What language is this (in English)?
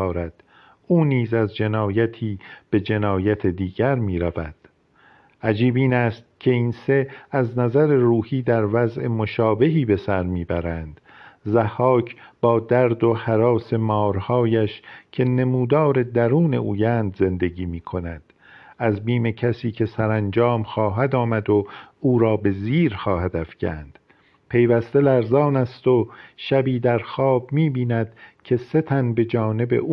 Persian